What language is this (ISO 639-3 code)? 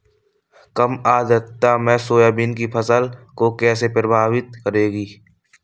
hin